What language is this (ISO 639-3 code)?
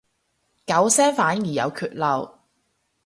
yue